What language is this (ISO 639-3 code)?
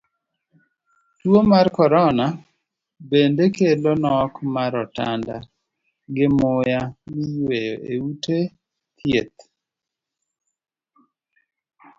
luo